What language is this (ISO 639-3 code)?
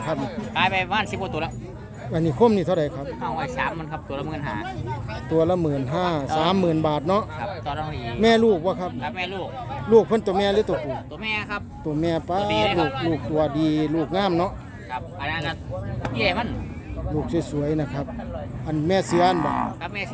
tha